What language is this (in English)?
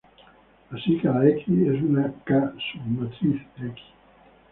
Spanish